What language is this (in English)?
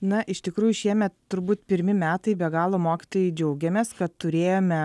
Lithuanian